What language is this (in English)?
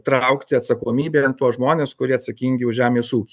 Lithuanian